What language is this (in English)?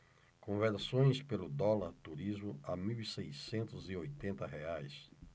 Portuguese